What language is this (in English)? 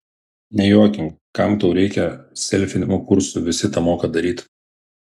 Lithuanian